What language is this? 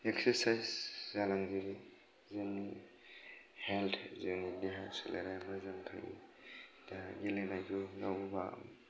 Bodo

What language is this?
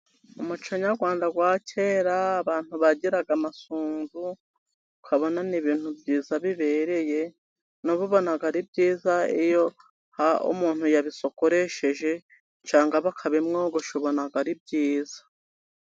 Kinyarwanda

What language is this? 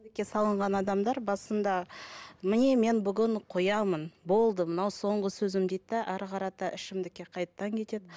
Kazakh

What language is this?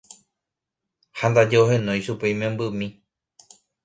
Guarani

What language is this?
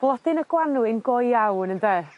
Welsh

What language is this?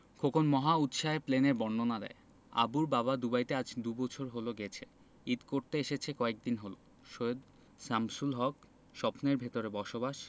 Bangla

